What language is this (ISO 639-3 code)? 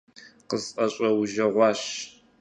kbd